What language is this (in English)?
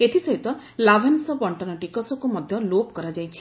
Odia